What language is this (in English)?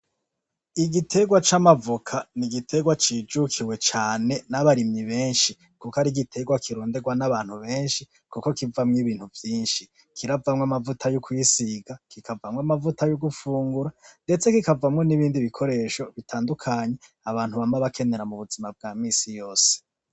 Rundi